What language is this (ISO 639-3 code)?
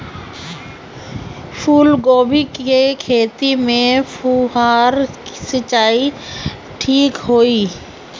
bho